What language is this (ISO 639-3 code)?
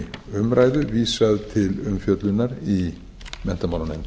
isl